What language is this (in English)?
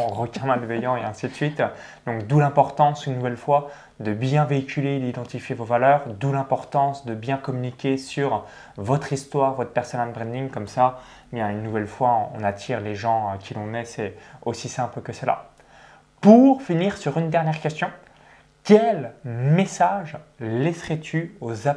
French